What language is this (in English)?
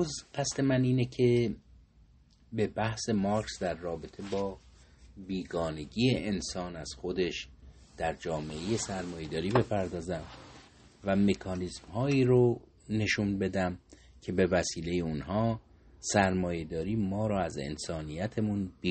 Persian